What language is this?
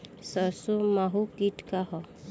Bhojpuri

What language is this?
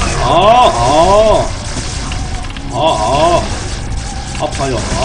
Korean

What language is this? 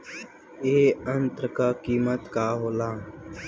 Bhojpuri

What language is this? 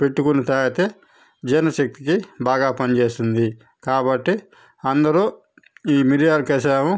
Telugu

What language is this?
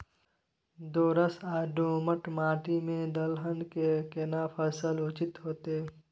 Maithili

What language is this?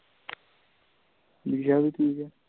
Punjabi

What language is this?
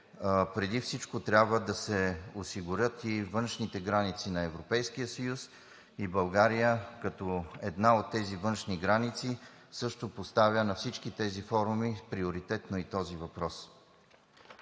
Bulgarian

